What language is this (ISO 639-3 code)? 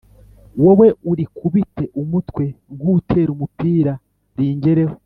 kin